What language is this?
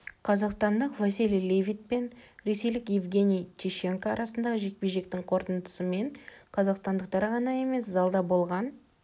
Kazakh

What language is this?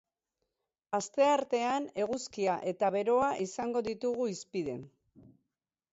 Basque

